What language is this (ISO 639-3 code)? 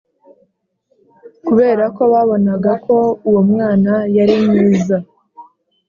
kin